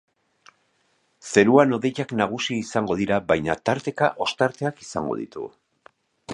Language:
Basque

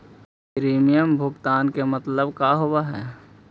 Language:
Magahi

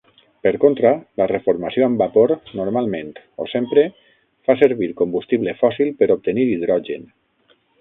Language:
Catalan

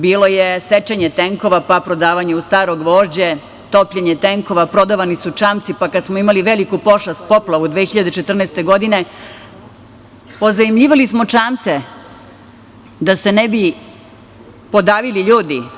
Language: Serbian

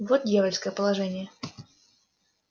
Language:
Russian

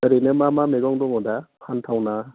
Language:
Bodo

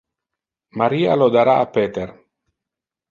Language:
Interlingua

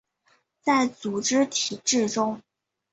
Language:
Chinese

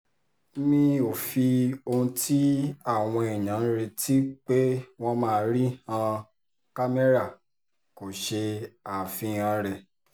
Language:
Yoruba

